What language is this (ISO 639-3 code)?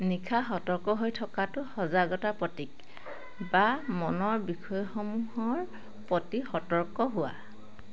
asm